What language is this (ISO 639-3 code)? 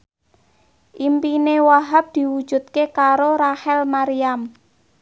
jav